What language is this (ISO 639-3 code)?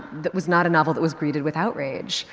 eng